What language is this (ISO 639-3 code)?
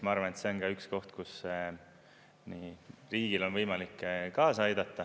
est